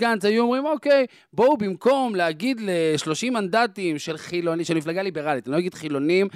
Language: Hebrew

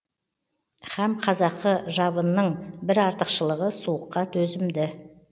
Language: Kazakh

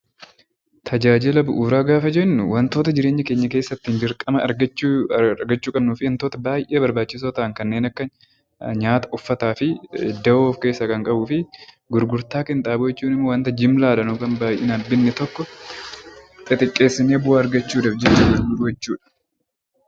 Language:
Oromo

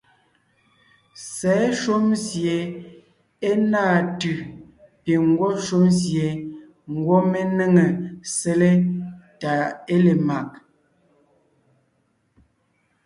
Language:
Ngiemboon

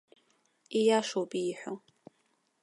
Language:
Abkhazian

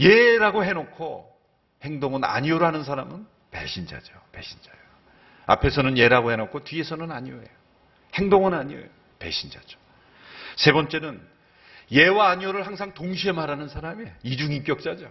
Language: Korean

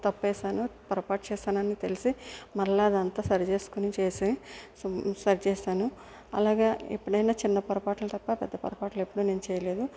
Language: Telugu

